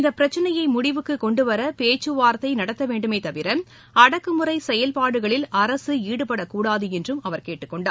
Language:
Tamil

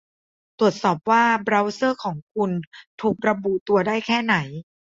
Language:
Thai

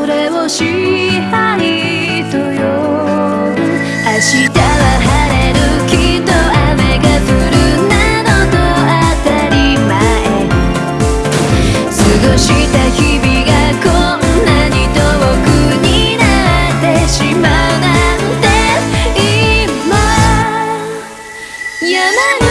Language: Korean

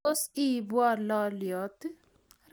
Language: Kalenjin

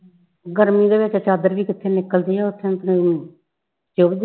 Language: Punjabi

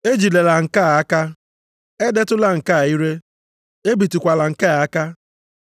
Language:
Igbo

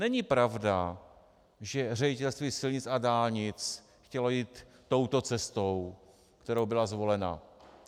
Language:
Czech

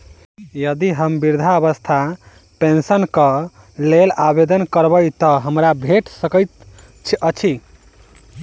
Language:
Maithili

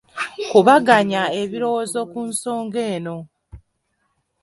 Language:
Ganda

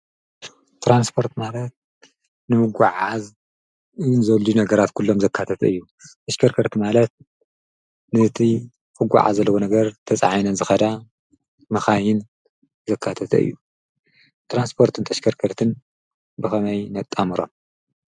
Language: Tigrinya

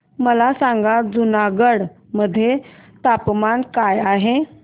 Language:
Marathi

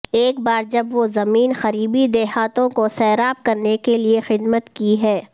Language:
Urdu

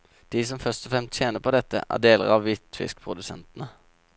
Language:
Norwegian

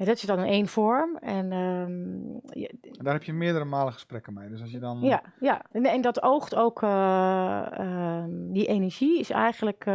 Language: Dutch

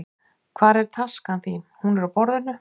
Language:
Icelandic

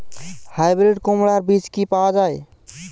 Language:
Bangla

